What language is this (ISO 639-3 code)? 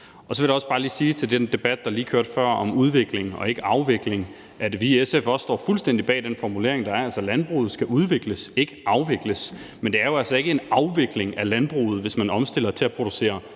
dan